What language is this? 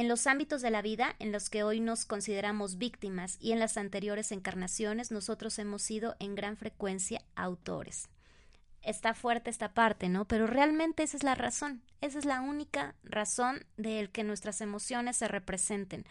Spanish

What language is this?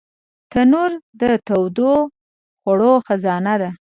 Pashto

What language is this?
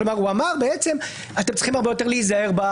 Hebrew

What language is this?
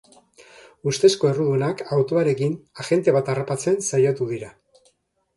Basque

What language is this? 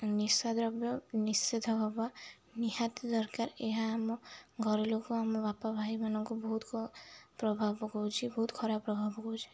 Odia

